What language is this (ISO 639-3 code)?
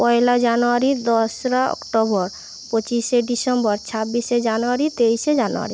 ben